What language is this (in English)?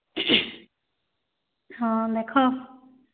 Odia